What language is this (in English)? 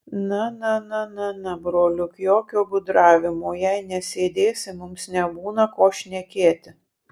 Lithuanian